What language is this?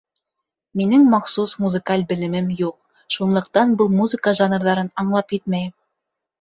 Bashkir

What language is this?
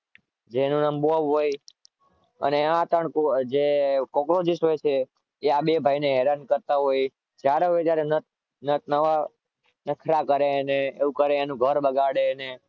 Gujarati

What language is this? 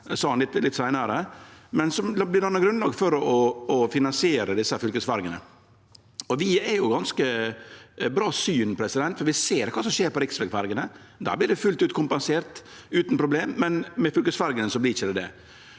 Norwegian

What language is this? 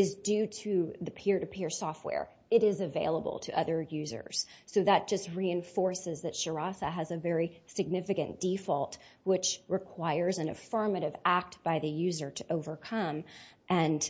English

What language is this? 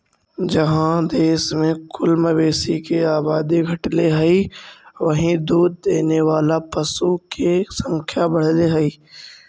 Magahi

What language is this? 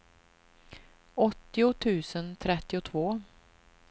Swedish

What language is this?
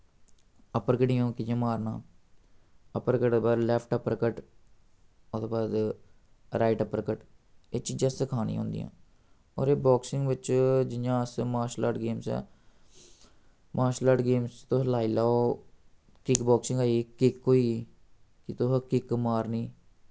Dogri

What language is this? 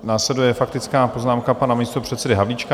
Czech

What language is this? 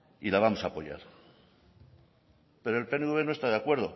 Spanish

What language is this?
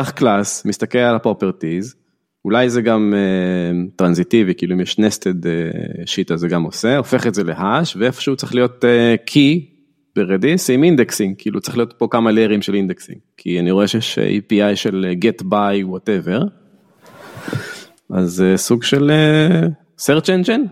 Hebrew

